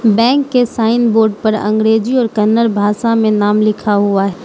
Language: Hindi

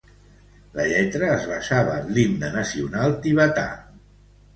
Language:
Catalan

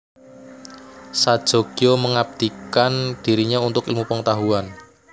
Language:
Javanese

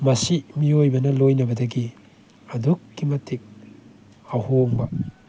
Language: Manipuri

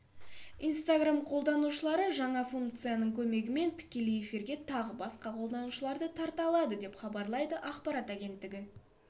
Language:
Kazakh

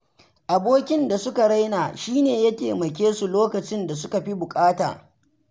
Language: Hausa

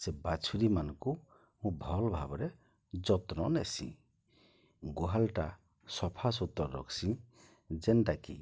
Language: Odia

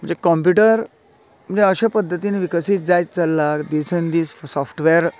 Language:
Konkani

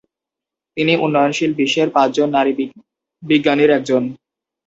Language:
Bangla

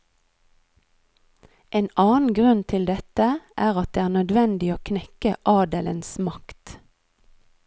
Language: Norwegian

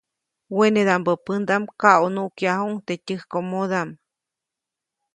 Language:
Copainalá Zoque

